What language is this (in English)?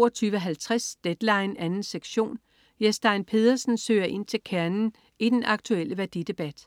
Danish